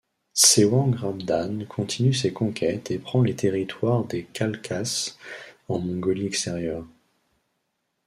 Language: French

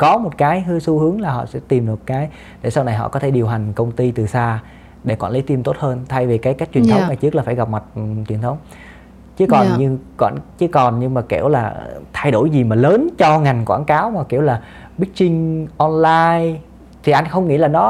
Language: Vietnamese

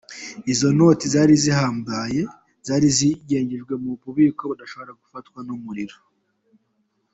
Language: Kinyarwanda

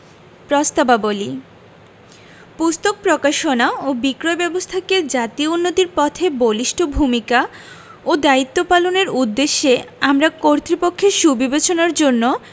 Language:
Bangla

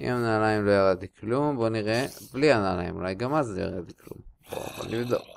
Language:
Hebrew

